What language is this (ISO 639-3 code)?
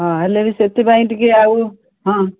ori